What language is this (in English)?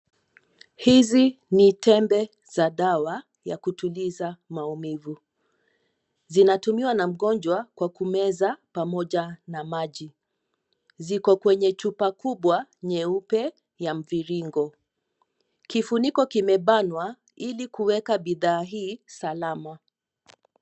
Swahili